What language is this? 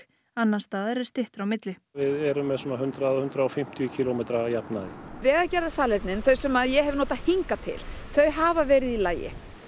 Icelandic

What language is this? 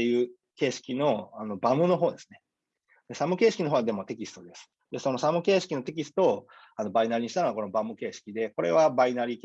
Japanese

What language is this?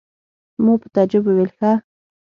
Pashto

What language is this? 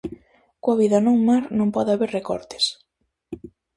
Galician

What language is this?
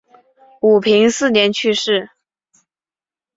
Chinese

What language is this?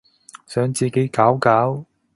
Cantonese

